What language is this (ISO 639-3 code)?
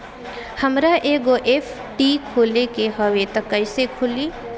bho